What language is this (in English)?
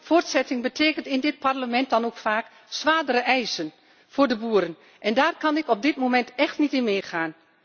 Dutch